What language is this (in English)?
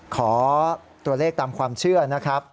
Thai